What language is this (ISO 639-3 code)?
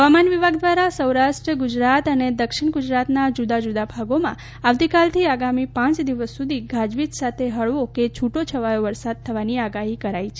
guj